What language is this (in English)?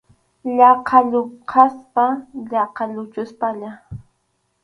Arequipa-La Unión Quechua